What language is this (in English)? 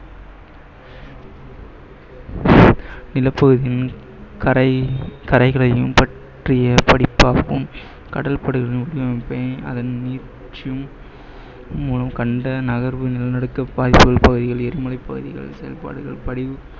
Tamil